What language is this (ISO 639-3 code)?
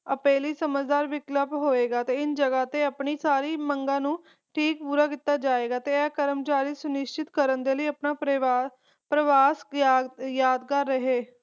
pan